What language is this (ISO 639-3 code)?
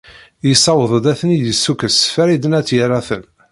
kab